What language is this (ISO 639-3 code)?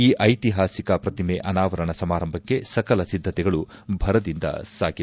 kan